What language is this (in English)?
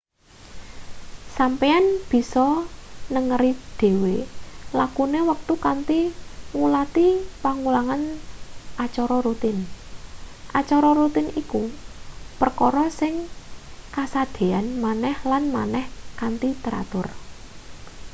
Javanese